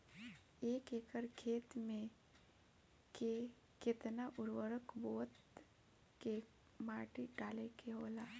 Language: Bhojpuri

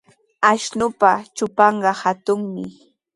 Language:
Sihuas Ancash Quechua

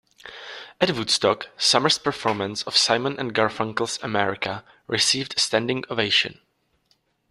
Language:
English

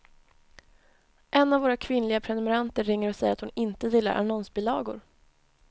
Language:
Swedish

